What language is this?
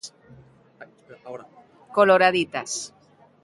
Galician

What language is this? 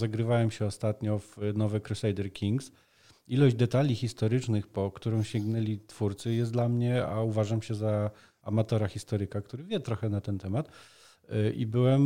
Polish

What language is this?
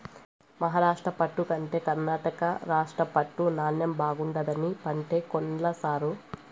Telugu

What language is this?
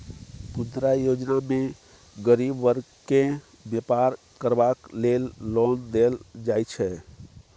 Maithili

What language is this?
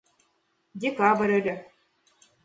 Mari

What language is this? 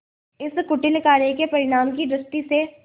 Hindi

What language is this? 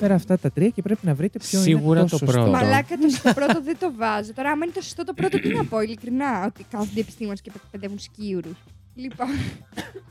Greek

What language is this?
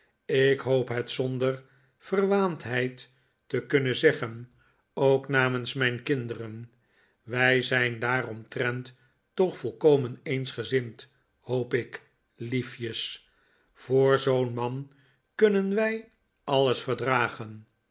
Dutch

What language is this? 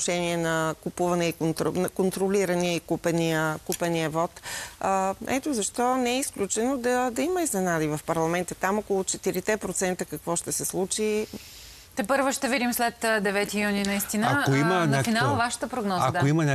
Bulgarian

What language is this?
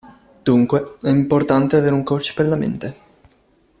Italian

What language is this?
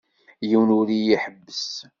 Kabyle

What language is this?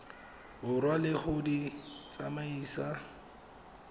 Tswana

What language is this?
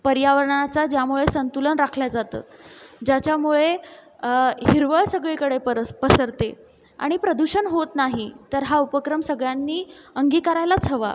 Marathi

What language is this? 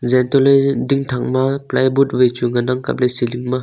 Wancho Naga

